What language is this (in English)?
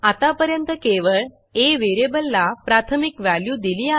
Marathi